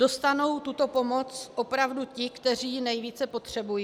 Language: Czech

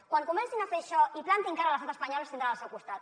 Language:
Catalan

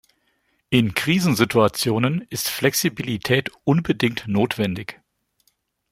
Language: German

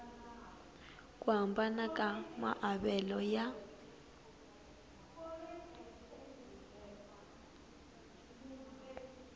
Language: Tsonga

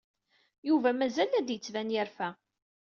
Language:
Kabyle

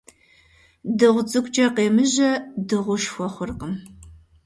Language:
Kabardian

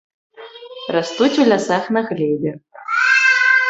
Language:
Belarusian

